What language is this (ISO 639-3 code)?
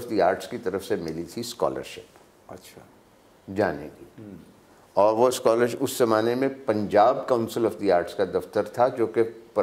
hin